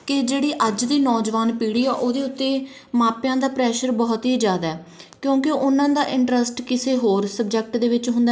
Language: Punjabi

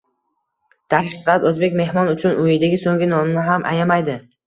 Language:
Uzbek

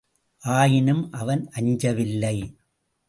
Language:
Tamil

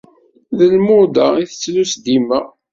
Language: Kabyle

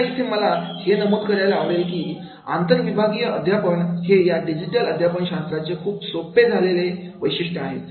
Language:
Marathi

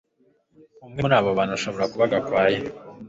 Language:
Kinyarwanda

